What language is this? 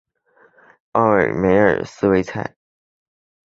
Chinese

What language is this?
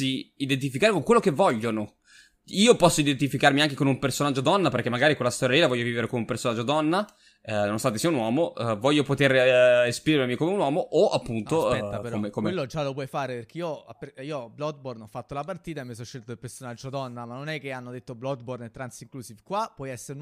Italian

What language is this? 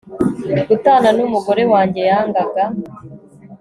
Kinyarwanda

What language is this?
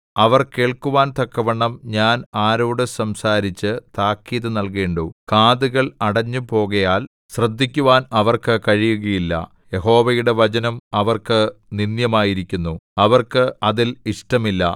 Malayalam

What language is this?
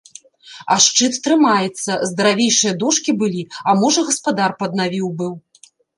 Belarusian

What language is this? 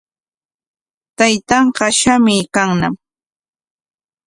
Corongo Ancash Quechua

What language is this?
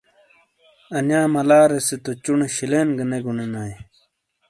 Shina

